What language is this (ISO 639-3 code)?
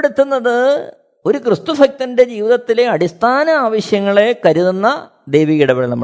mal